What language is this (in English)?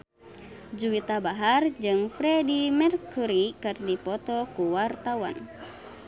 Sundanese